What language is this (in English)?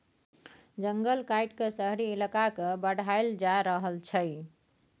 Maithili